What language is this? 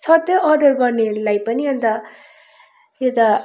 Nepali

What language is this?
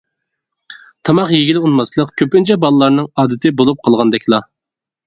Uyghur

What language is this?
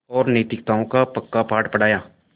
Hindi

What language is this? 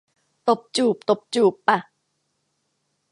Thai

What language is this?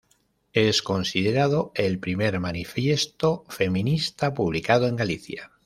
Spanish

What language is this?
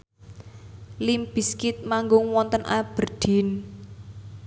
Javanese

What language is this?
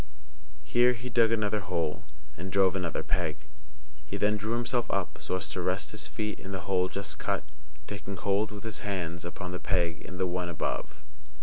English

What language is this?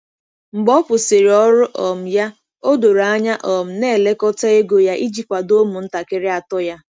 Igbo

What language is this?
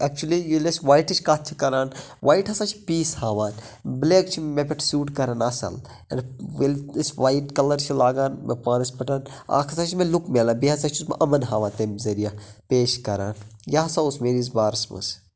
Kashmiri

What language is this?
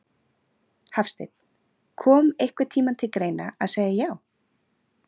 Icelandic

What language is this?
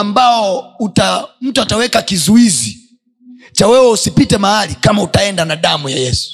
Swahili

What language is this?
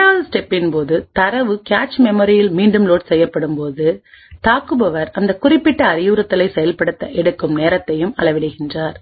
Tamil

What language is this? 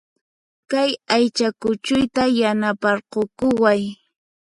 Puno Quechua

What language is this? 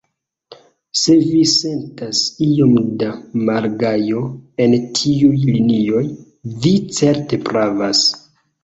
Esperanto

